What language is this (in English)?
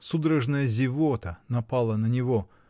Russian